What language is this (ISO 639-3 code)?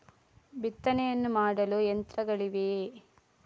kan